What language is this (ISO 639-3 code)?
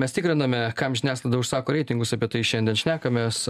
lit